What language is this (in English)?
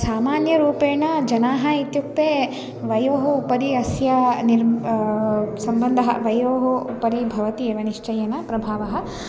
Sanskrit